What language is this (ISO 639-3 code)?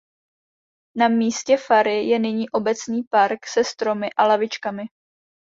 ces